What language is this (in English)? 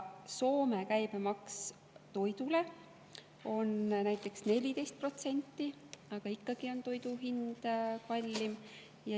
Estonian